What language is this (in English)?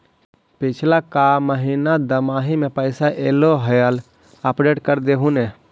Magahi